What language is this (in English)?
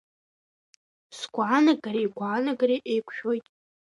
Abkhazian